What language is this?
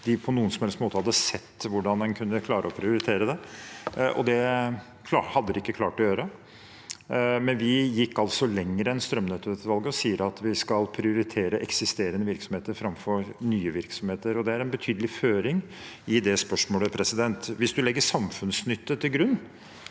Norwegian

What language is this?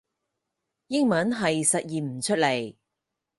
Cantonese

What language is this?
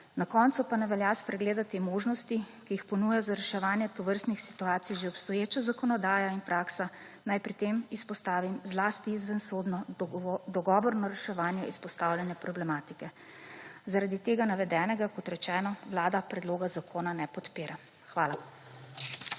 Slovenian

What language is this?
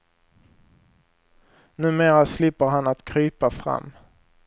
Swedish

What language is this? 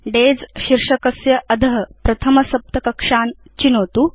Sanskrit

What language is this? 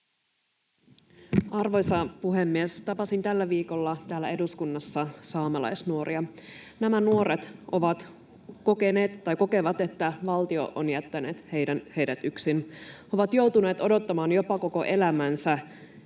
Finnish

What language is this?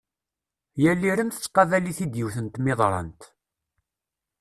Kabyle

